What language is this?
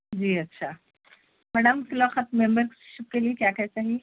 Urdu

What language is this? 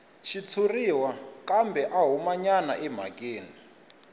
Tsonga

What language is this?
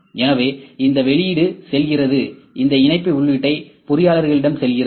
Tamil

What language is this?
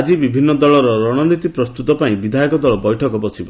Odia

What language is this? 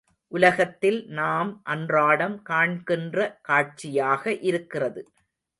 Tamil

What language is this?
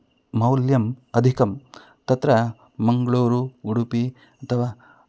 Sanskrit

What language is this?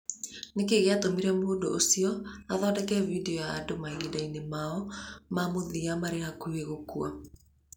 Kikuyu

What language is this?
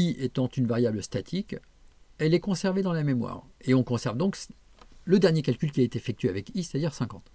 French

